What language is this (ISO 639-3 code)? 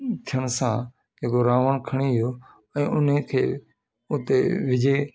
snd